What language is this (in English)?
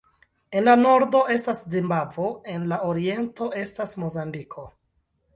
Esperanto